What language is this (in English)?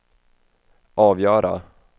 Swedish